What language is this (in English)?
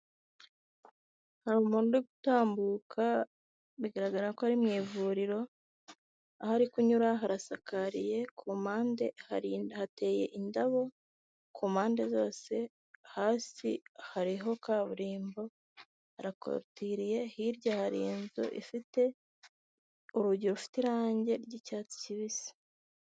Kinyarwanda